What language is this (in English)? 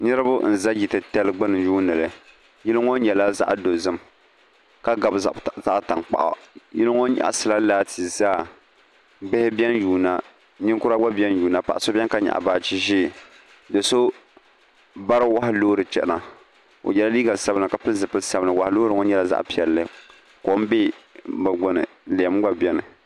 Dagbani